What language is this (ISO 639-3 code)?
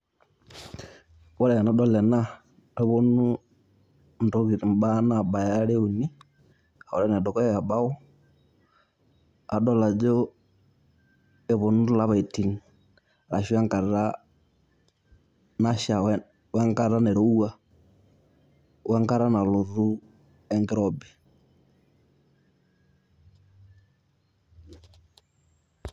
mas